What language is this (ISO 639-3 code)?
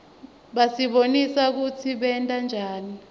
ssw